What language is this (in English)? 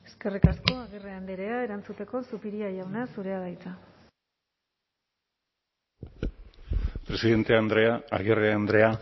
Basque